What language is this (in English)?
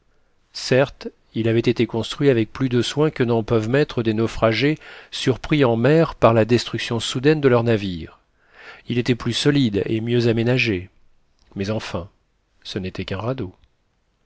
French